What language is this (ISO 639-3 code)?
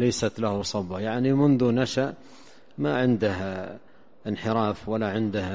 ara